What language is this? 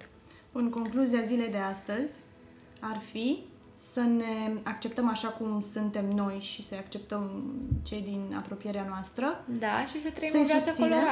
Romanian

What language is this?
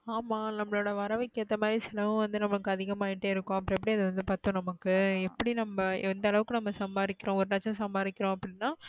Tamil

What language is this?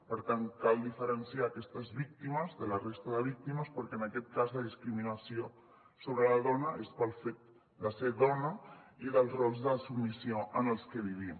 Catalan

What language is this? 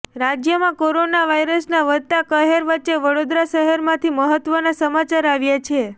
Gujarati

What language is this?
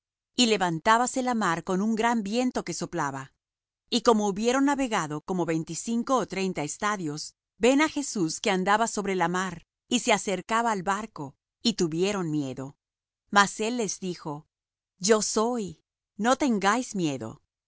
Spanish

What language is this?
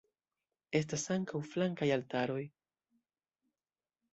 Esperanto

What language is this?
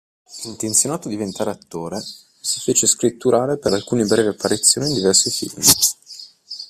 Italian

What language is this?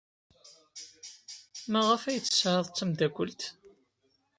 Kabyle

